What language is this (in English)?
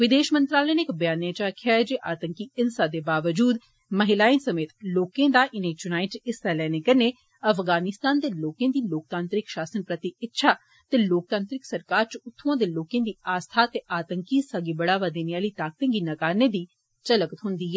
Dogri